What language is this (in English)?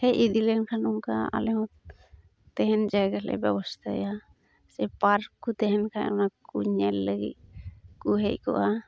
Santali